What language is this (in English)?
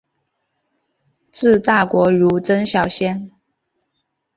Chinese